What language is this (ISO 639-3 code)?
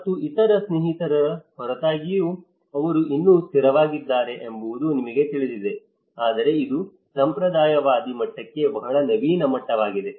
kan